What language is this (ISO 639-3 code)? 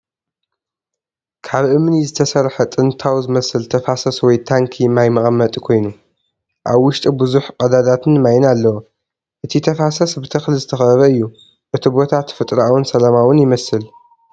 tir